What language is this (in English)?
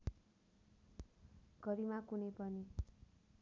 Nepali